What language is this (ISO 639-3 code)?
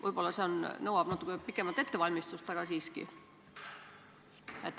est